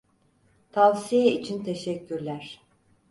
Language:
Turkish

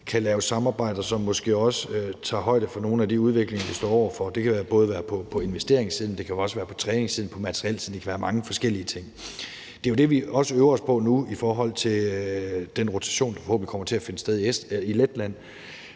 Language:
Danish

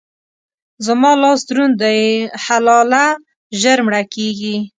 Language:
Pashto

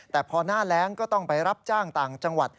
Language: Thai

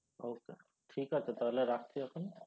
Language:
Bangla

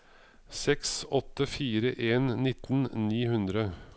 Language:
Norwegian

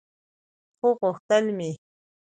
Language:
Pashto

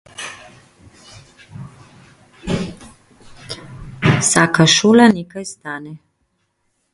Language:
Slovenian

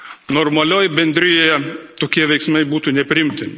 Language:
Lithuanian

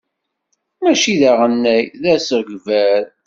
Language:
Kabyle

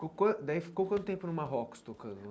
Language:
Portuguese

